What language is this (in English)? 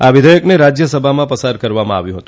Gujarati